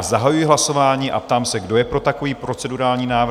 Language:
Czech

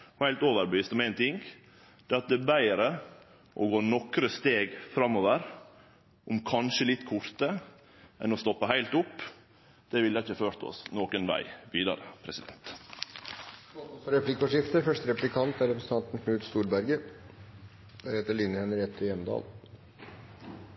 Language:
Norwegian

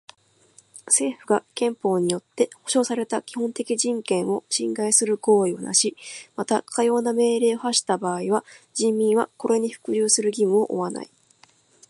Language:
Japanese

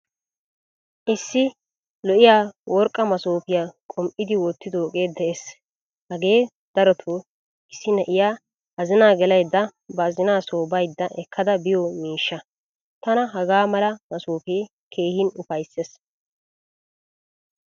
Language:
Wolaytta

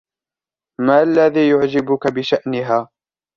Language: Arabic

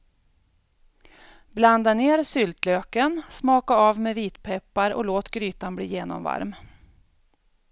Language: Swedish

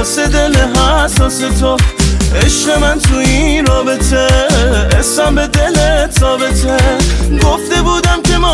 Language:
Persian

